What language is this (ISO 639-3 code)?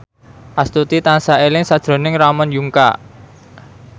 jav